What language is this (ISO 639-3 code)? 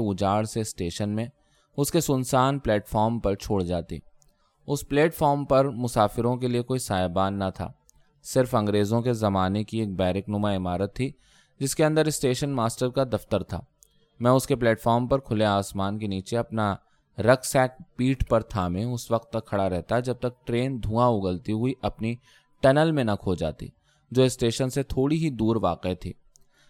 urd